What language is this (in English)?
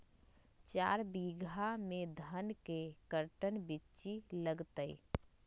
Magahi